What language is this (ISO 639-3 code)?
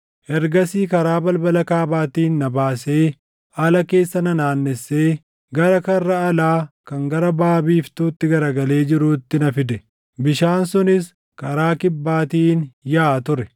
orm